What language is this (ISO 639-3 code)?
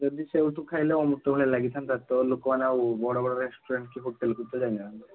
ori